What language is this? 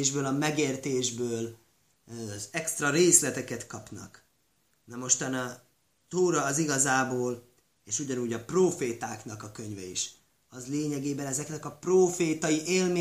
Hungarian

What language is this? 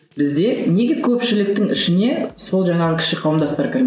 Kazakh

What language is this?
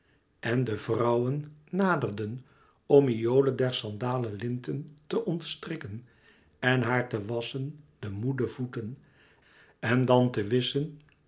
Dutch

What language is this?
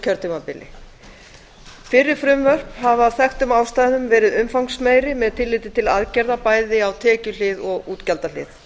Icelandic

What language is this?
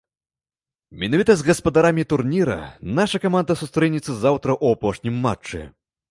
Belarusian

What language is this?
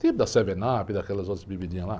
Portuguese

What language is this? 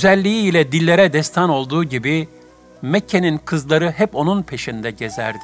Turkish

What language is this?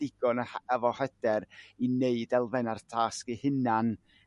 Welsh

